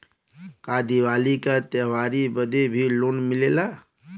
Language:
Bhojpuri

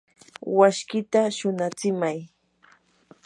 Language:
Yanahuanca Pasco Quechua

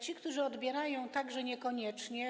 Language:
Polish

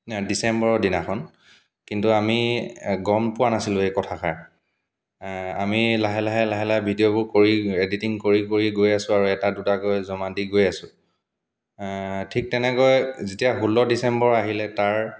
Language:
Assamese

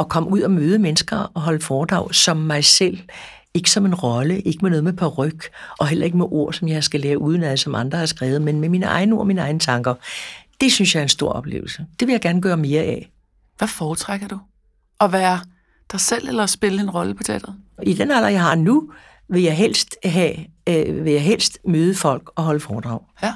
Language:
Danish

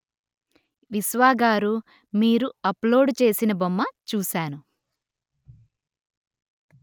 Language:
Telugu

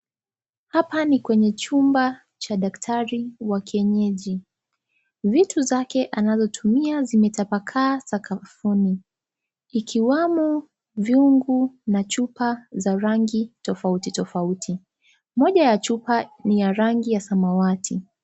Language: Swahili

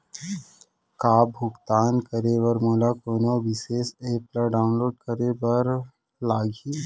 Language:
Chhattisgarhi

